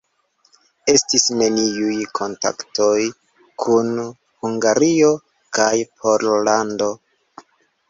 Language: Esperanto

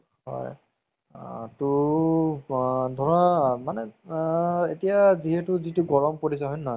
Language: Assamese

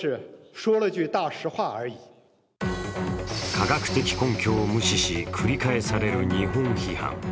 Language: Japanese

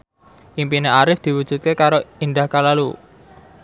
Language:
Javanese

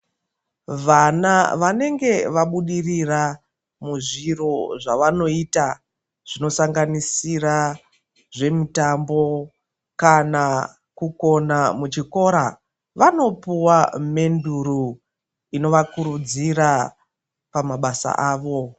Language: Ndau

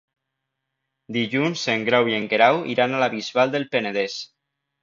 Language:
Catalan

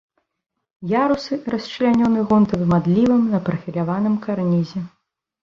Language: Belarusian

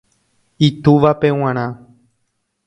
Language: Guarani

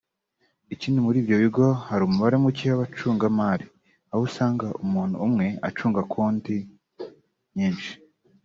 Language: Kinyarwanda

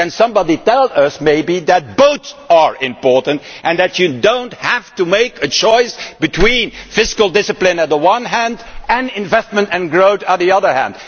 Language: English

